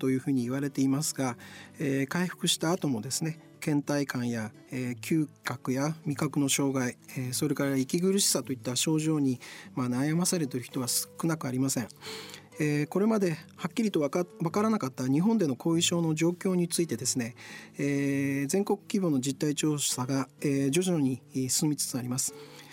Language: Japanese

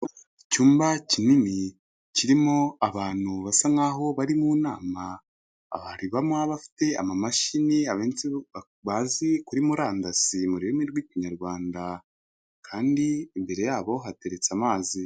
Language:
Kinyarwanda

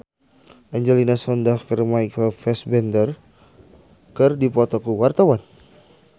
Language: Sundanese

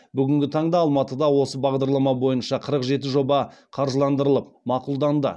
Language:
Kazakh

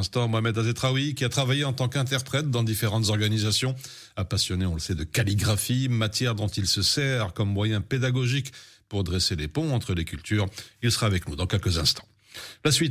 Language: French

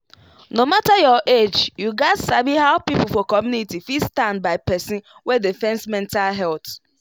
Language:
Nigerian Pidgin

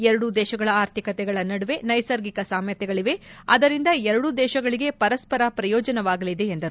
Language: Kannada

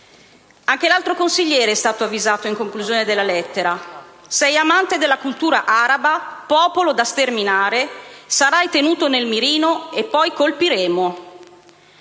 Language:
Italian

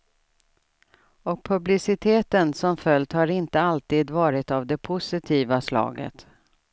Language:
Swedish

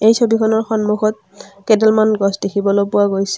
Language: Assamese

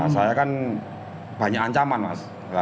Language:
Indonesian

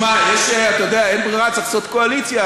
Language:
Hebrew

